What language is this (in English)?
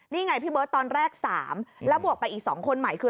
Thai